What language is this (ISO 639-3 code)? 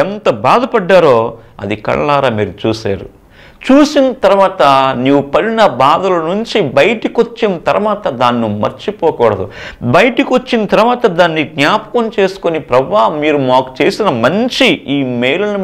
tel